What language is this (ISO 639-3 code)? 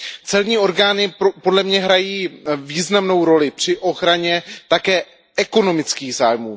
ces